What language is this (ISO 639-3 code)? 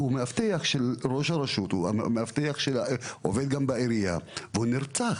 heb